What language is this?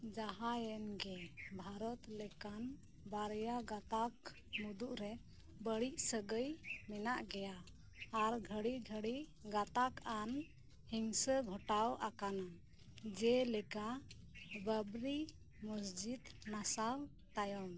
Santali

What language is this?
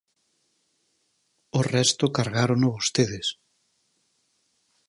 Galician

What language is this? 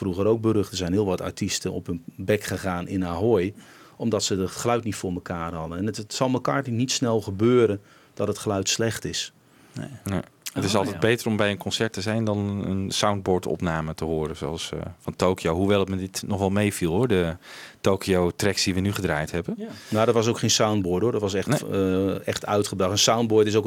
Dutch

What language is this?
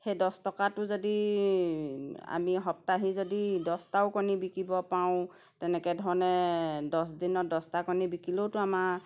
Assamese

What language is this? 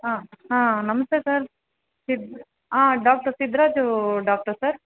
Kannada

